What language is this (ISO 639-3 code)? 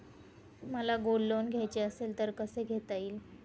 mar